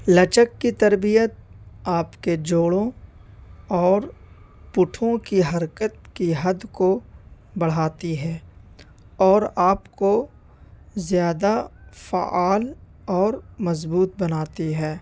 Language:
Urdu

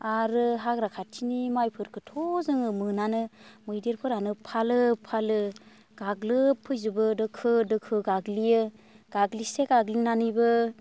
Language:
Bodo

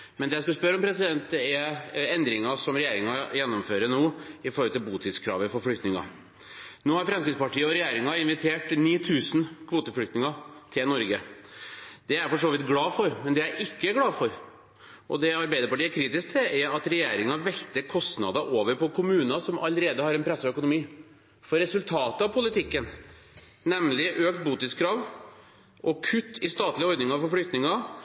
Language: Norwegian Bokmål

